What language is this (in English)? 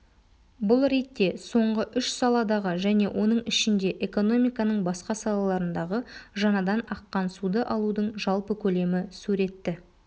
Kazakh